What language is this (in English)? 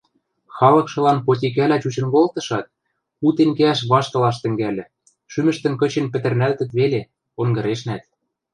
Western Mari